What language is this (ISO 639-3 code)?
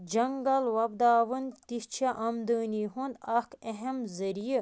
kas